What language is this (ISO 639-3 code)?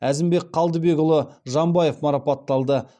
kaz